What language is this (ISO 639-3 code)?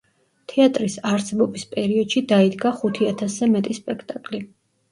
kat